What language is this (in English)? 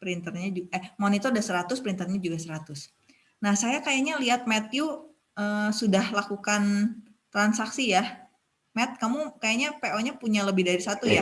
Indonesian